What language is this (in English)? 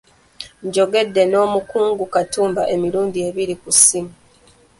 Ganda